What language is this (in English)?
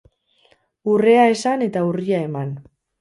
Basque